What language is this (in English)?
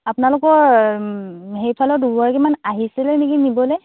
Assamese